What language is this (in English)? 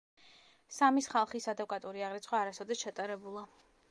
Georgian